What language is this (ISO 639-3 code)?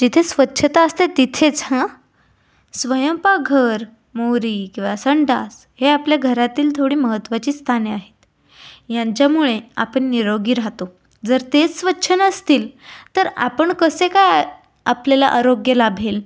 mar